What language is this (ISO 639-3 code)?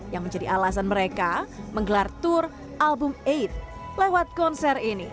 ind